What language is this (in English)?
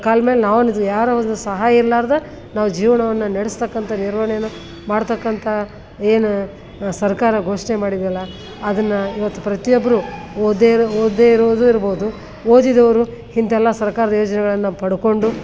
Kannada